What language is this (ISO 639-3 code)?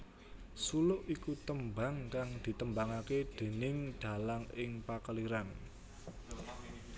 jav